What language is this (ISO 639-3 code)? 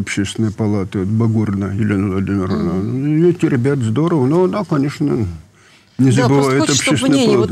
rus